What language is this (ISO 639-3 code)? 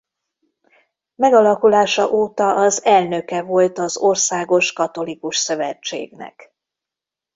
hun